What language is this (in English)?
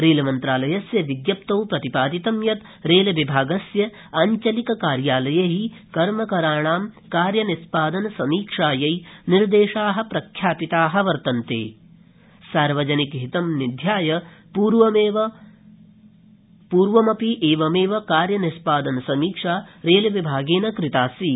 Sanskrit